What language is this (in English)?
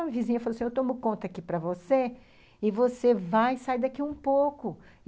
Portuguese